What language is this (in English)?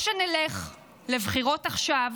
Hebrew